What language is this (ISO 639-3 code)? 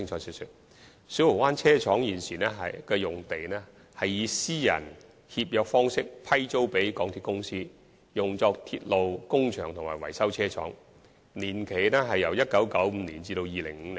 yue